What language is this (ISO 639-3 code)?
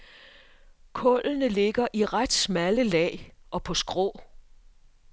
dan